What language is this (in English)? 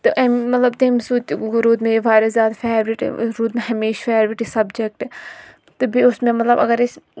Kashmiri